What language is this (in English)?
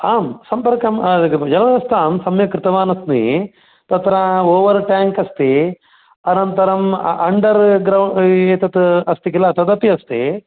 Sanskrit